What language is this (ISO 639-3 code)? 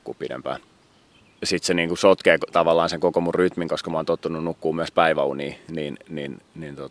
fin